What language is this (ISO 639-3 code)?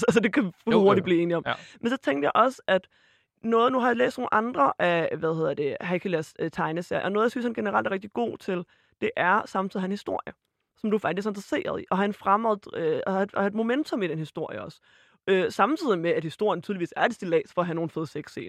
dan